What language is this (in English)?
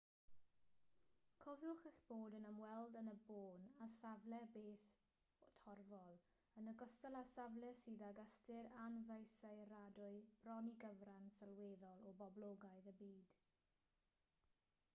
Welsh